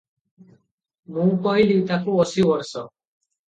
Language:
Odia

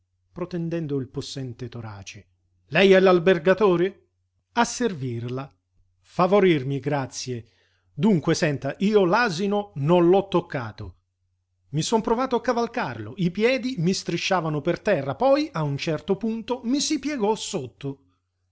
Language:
Italian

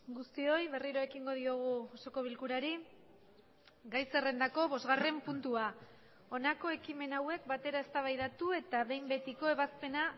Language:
Basque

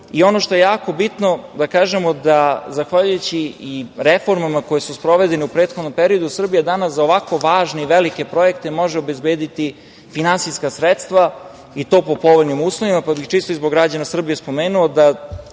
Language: Serbian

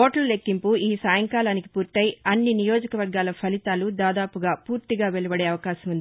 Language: Telugu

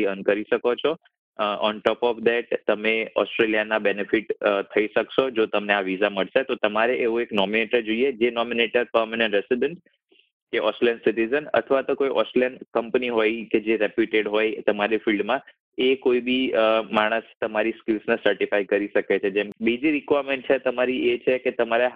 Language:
Gujarati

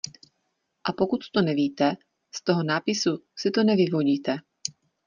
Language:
Czech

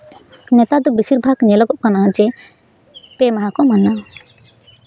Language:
Santali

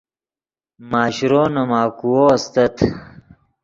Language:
Yidgha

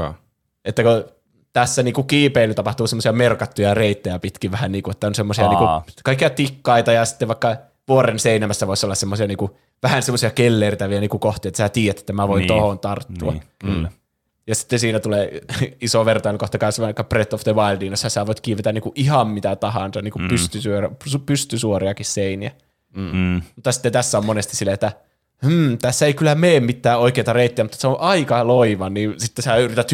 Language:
Finnish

